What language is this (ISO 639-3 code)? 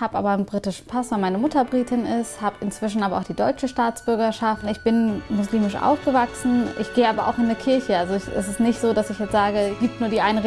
deu